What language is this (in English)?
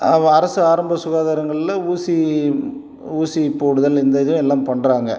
Tamil